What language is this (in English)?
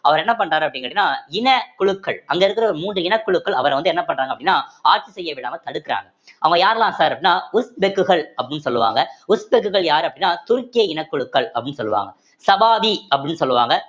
Tamil